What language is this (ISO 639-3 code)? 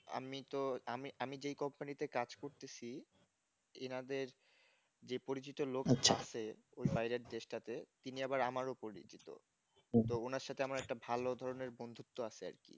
ben